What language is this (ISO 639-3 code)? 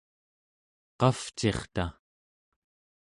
esu